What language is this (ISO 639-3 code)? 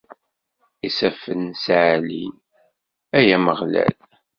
kab